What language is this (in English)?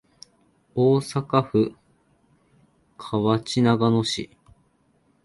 Japanese